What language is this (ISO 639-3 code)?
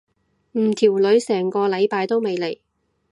yue